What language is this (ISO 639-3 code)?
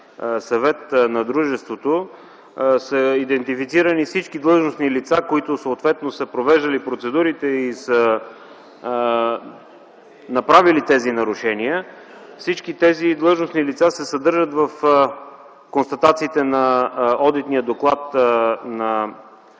bul